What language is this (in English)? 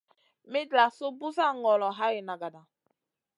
Masana